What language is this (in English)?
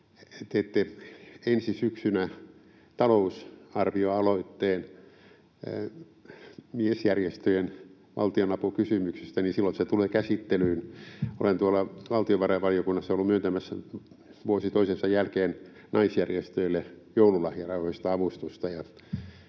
Finnish